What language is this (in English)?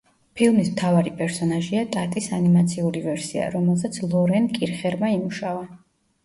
Georgian